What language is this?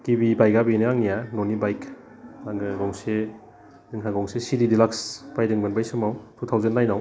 Bodo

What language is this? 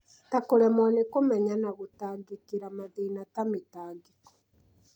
Kikuyu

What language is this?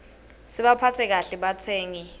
Swati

